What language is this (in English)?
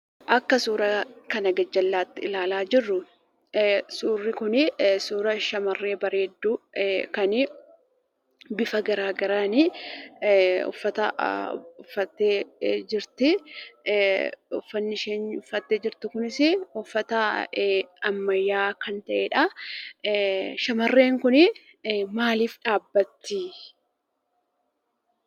Oromo